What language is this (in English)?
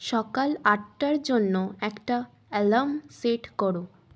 Bangla